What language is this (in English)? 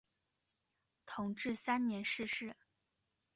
Chinese